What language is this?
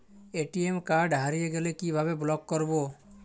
Bangla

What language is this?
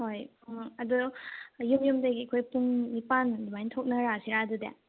Manipuri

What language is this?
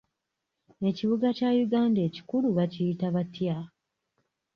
Ganda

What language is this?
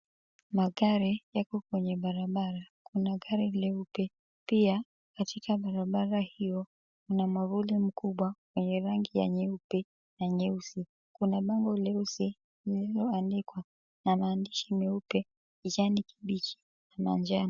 Swahili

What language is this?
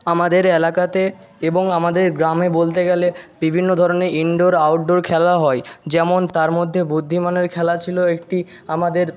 Bangla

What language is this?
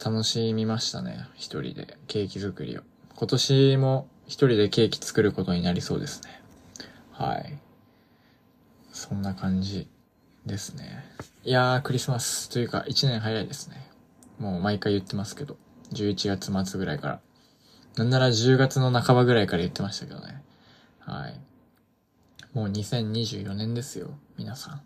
Japanese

